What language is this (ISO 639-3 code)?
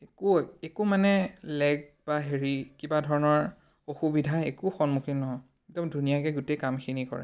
asm